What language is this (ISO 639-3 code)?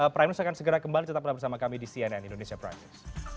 ind